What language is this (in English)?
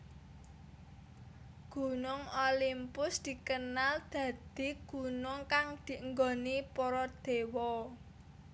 Javanese